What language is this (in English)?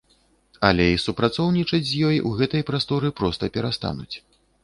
Belarusian